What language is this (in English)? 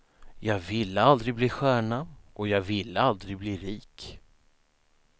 Swedish